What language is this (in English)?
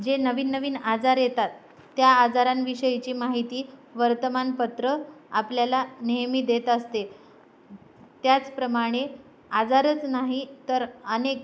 Marathi